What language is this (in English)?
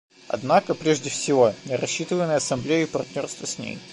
Russian